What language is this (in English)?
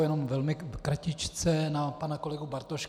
Czech